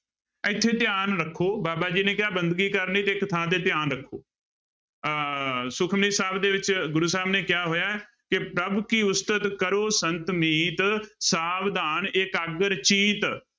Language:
Punjabi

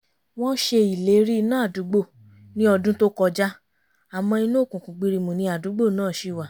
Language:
Yoruba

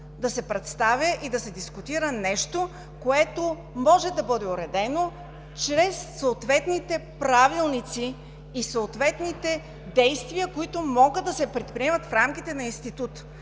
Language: Bulgarian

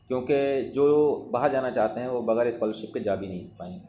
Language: Urdu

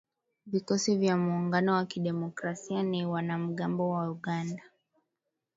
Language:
Swahili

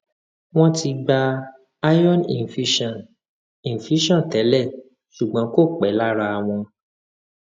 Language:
Yoruba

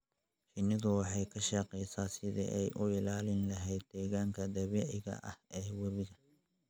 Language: Somali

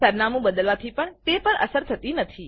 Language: Gujarati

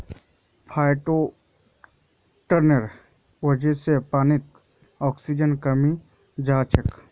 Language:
Magahi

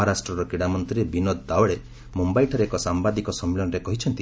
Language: Odia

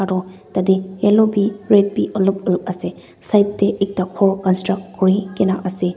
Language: Naga Pidgin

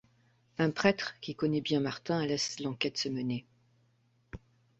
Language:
French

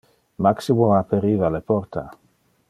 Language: Interlingua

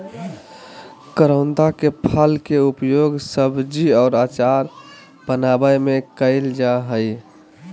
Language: Magahi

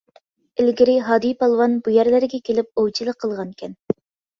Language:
Uyghur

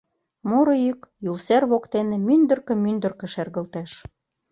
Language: Mari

